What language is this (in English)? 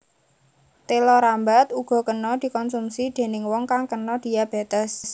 Javanese